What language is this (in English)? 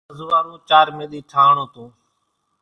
Kachi Koli